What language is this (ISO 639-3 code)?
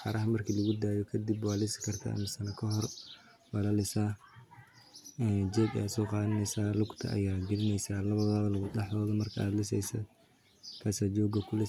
som